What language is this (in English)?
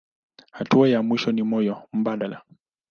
Swahili